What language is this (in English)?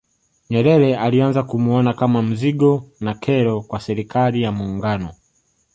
Swahili